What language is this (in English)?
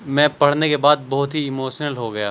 Urdu